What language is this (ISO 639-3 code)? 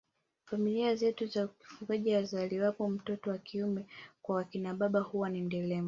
swa